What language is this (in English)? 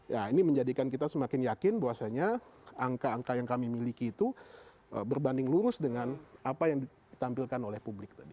Indonesian